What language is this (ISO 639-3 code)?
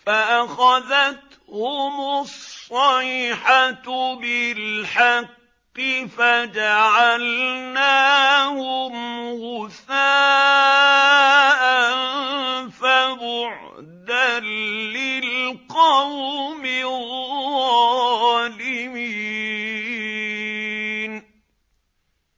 ara